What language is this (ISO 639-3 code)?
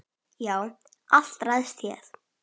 isl